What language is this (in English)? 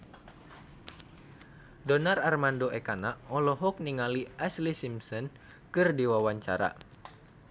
Sundanese